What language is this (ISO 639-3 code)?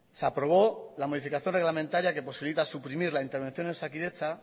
spa